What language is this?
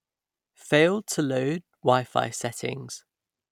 English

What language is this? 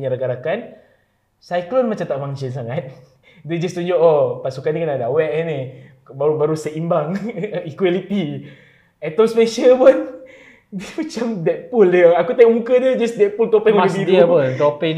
Malay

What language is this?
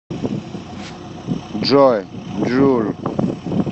Russian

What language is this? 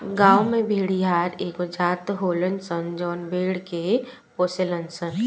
Bhojpuri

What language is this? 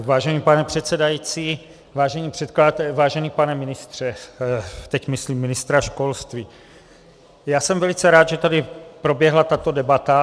Czech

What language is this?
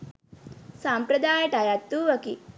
Sinhala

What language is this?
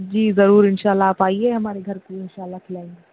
Urdu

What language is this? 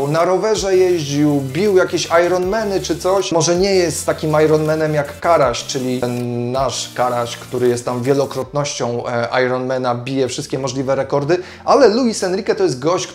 Polish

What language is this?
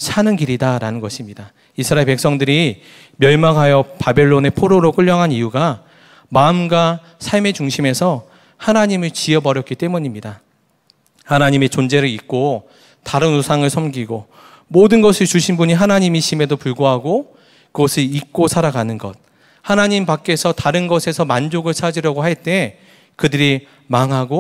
Korean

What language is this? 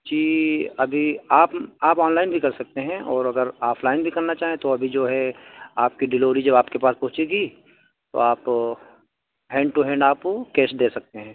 Urdu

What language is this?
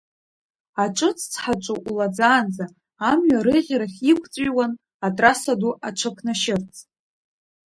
Abkhazian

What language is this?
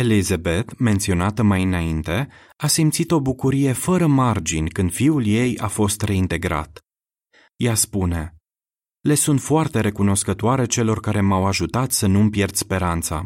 Romanian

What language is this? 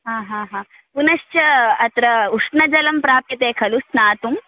Sanskrit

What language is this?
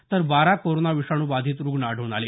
Marathi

